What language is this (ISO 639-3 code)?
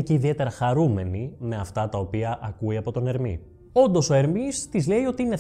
ell